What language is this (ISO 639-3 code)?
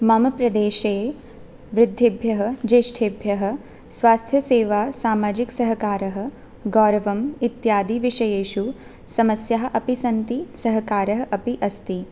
san